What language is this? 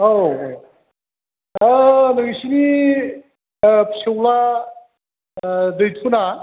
Bodo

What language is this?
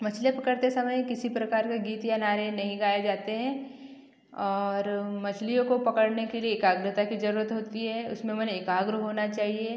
Hindi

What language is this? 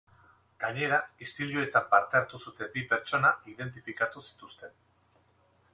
Basque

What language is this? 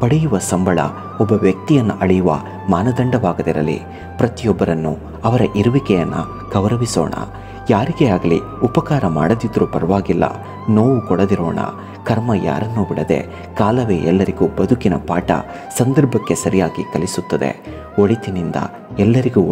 English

